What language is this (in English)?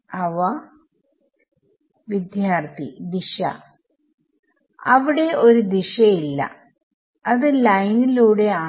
Malayalam